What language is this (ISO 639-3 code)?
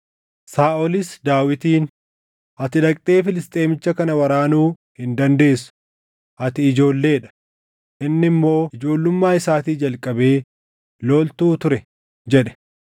orm